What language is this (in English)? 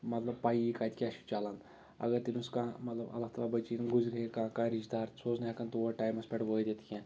Kashmiri